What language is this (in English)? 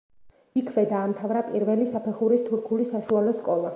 Georgian